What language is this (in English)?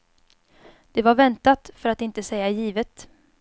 Swedish